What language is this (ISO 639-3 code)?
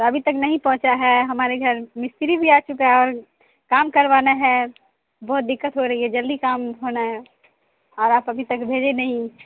urd